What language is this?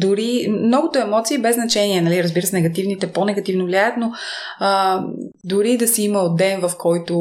Bulgarian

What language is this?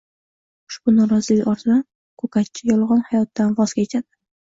Uzbek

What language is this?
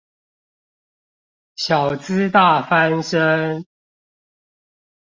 Chinese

